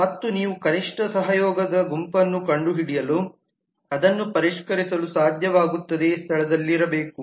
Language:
Kannada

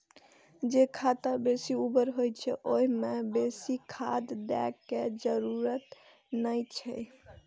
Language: Maithili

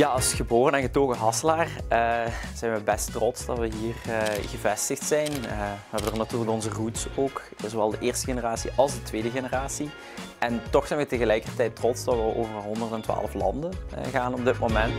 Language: Dutch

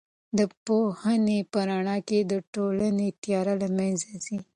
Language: Pashto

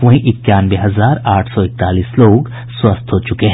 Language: Hindi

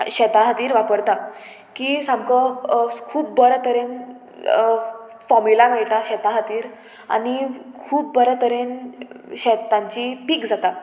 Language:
Konkani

